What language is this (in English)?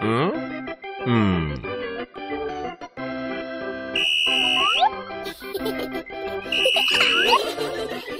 Korean